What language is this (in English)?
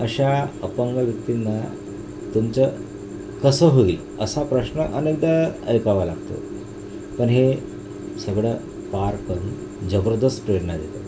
Marathi